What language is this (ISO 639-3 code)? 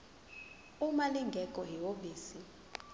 zul